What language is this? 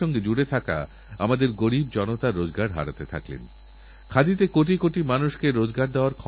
Bangla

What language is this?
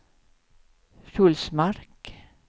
Swedish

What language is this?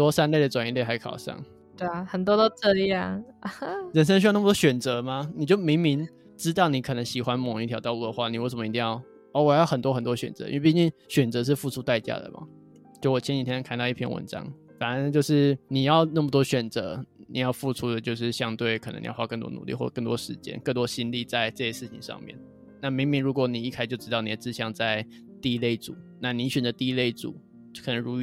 Chinese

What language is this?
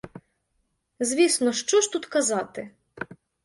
Ukrainian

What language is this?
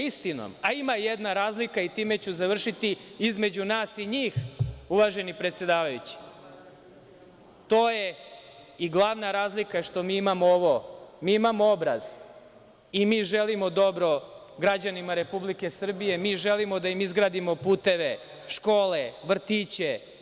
Serbian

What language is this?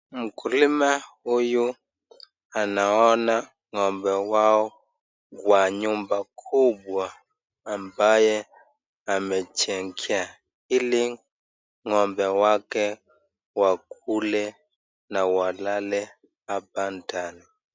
Swahili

